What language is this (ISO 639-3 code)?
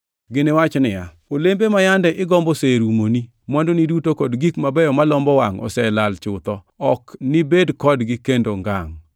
luo